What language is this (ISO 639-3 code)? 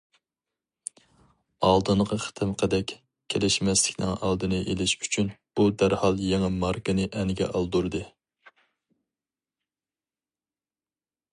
uig